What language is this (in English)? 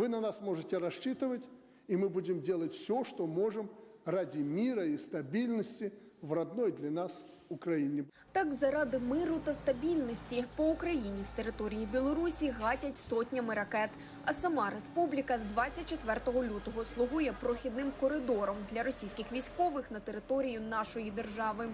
Ukrainian